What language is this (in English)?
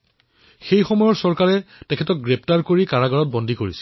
Assamese